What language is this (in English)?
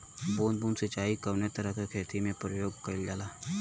Bhojpuri